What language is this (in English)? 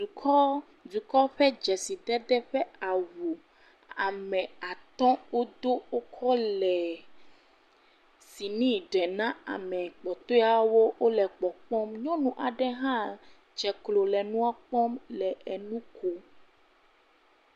Ewe